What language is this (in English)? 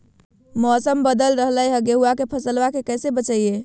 Magahi